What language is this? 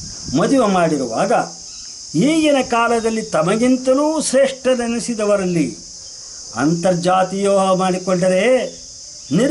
Kannada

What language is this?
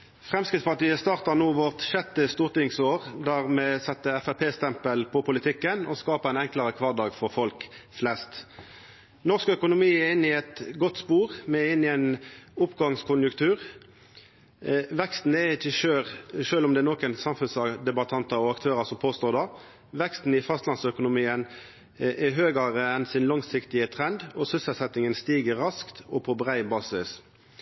Norwegian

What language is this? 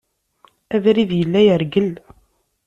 Kabyle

